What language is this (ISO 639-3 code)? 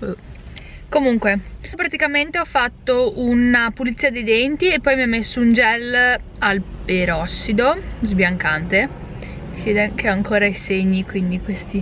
ita